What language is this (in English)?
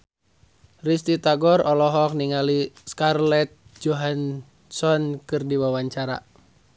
Sundanese